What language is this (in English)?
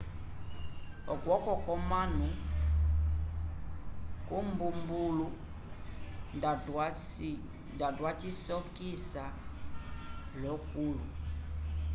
Umbundu